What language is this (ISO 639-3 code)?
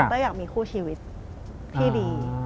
tha